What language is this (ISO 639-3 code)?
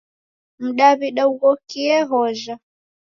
dav